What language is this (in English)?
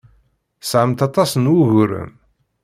Kabyle